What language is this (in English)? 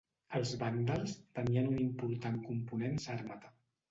Catalan